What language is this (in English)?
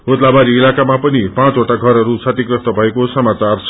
Nepali